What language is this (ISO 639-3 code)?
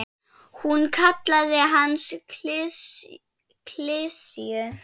isl